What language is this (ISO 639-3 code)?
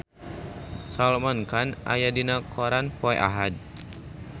sun